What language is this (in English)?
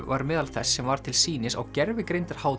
Icelandic